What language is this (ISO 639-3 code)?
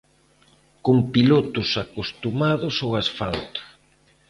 glg